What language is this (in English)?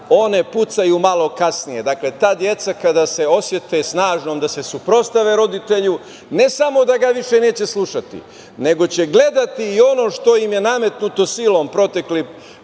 Serbian